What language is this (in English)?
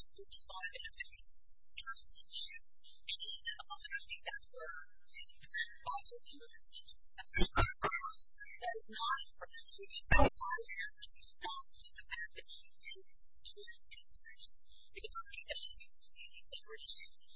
English